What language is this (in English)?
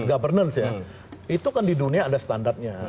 Indonesian